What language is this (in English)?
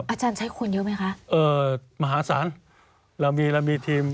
Thai